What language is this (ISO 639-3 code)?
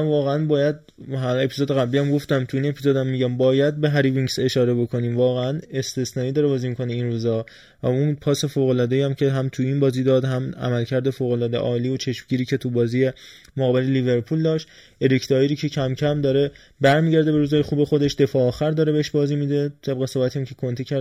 fas